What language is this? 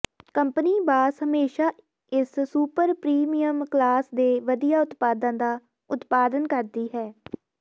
Punjabi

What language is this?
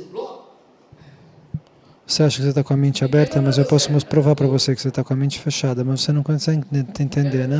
Portuguese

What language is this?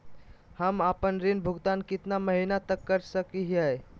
Magahi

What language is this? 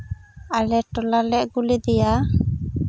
Santali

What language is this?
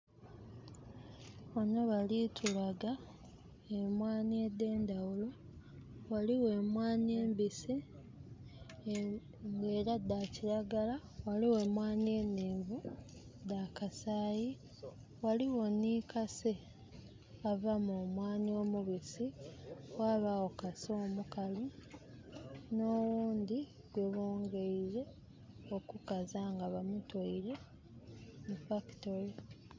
Soga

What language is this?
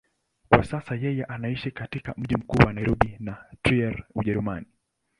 Swahili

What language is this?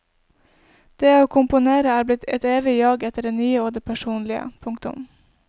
Norwegian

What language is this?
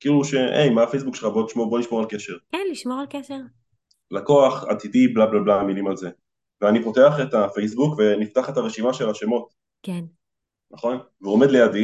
Hebrew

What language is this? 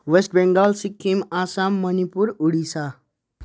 Nepali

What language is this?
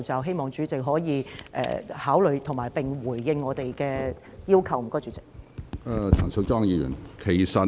Cantonese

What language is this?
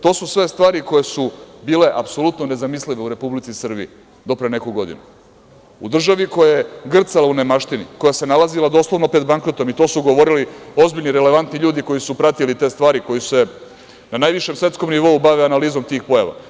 Serbian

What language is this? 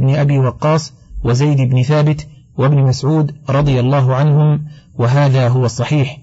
Arabic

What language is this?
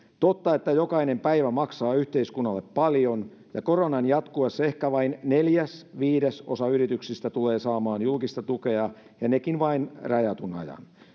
Finnish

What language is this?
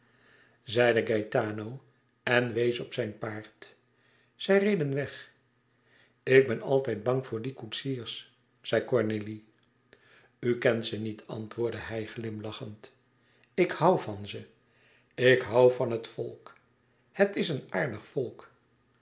Dutch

